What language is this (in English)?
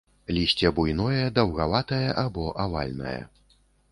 Belarusian